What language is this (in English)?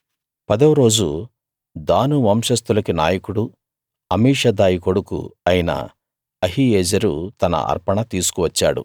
Telugu